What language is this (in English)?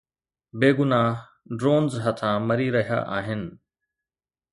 Sindhi